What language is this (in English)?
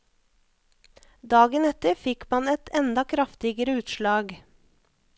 Norwegian